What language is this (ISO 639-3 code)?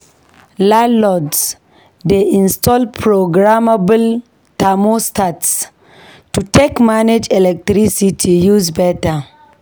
pcm